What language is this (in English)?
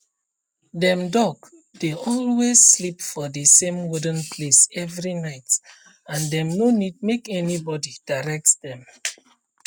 Nigerian Pidgin